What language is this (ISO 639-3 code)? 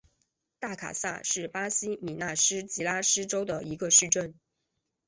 zho